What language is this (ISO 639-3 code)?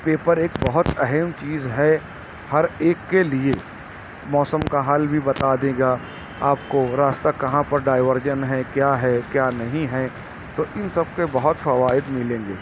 urd